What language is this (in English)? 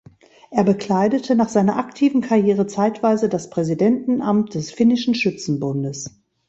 German